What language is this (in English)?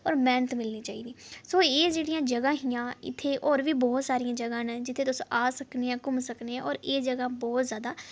Dogri